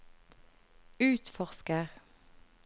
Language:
Norwegian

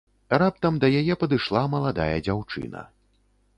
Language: Belarusian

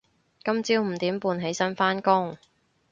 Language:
Cantonese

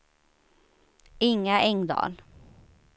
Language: Swedish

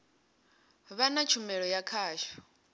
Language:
Venda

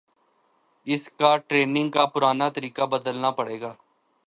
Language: Urdu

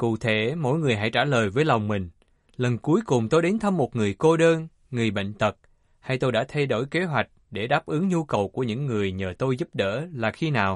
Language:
Vietnamese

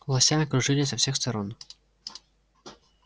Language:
Russian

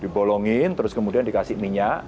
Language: Indonesian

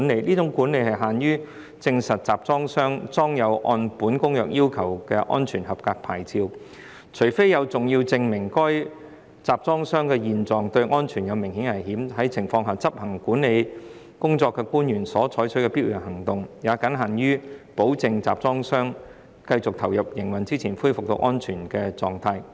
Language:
Cantonese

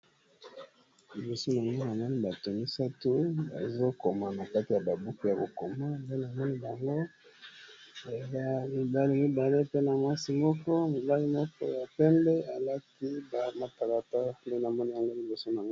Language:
Lingala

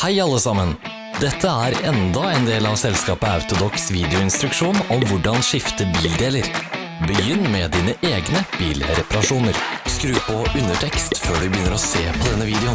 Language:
Norwegian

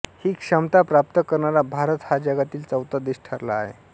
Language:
Marathi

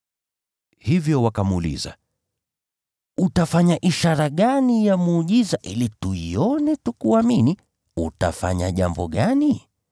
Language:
Swahili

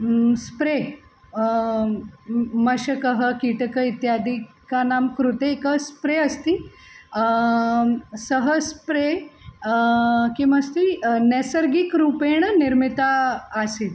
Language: Sanskrit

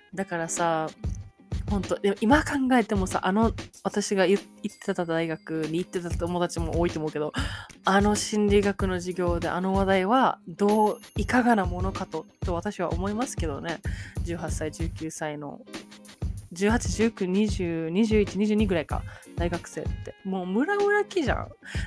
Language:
Japanese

